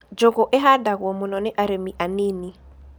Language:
Kikuyu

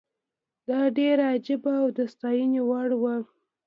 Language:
Pashto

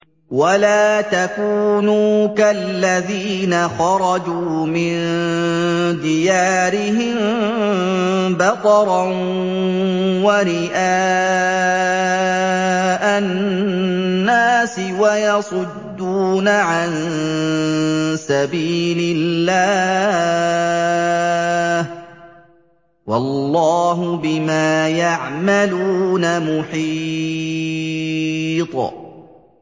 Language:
Arabic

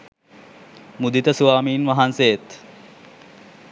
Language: Sinhala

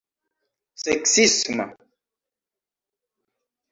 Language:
Esperanto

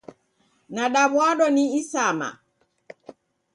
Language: Taita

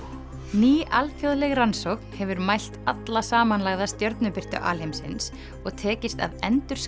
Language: Icelandic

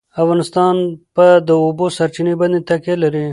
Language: Pashto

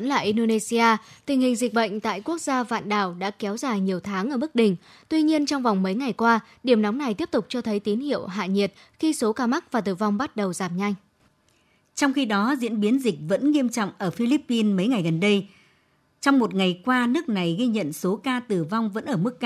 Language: Vietnamese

